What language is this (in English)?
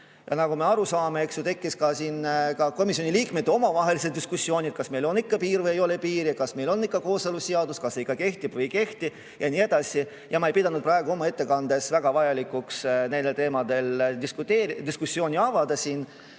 Estonian